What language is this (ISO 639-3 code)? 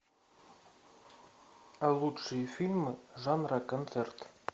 rus